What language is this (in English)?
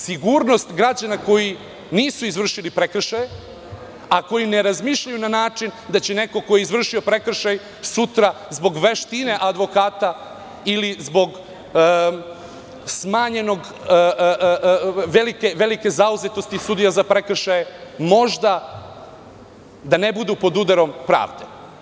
Serbian